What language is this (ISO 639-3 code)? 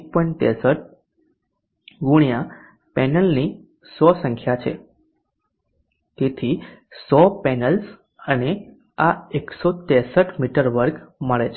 guj